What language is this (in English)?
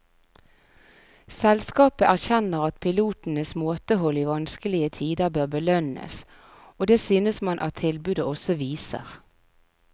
Norwegian